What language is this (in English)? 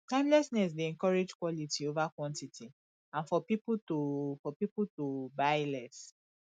Nigerian Pidgin